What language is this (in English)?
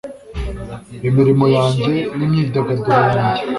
Kinyarwanda